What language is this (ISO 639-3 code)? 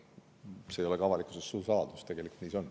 est